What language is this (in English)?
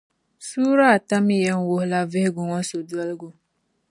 Dagbani